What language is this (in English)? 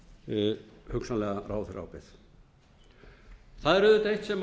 Icelandic